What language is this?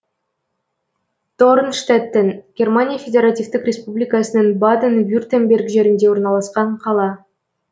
Kazakh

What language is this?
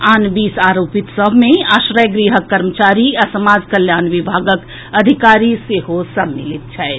Maithili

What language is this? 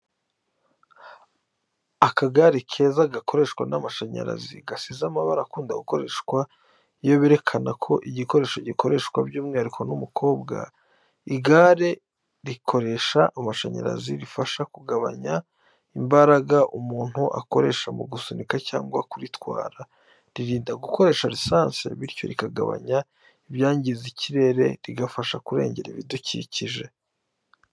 Kinyarwanda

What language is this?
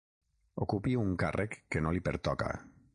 Catalan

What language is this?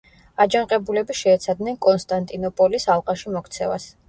Georgian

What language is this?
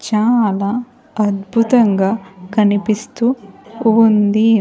Telugu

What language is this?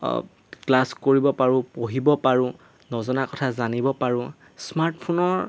Assamese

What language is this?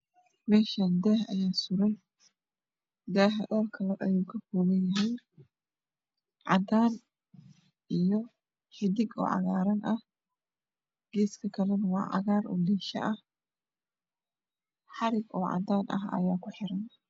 Somali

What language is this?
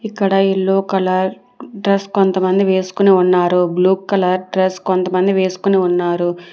Telugu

